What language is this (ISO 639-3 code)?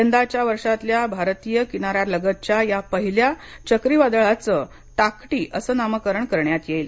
mar